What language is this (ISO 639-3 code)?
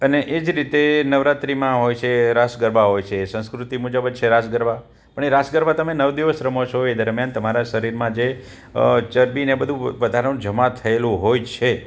guj